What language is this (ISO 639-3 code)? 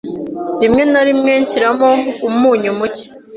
kin